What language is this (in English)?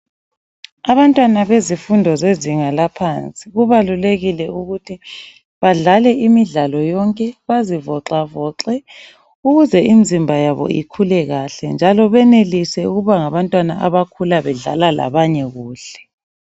North Ndebele